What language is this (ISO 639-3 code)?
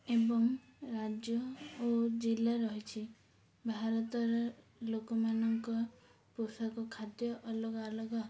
ori